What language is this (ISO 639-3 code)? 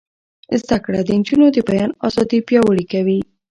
pus